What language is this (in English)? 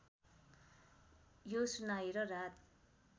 Nepali